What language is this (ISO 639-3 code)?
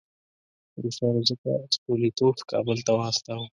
pus